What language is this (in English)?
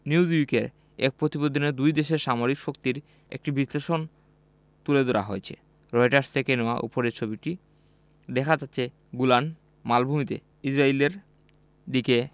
Bangla